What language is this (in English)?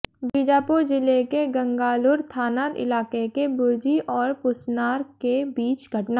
Hindi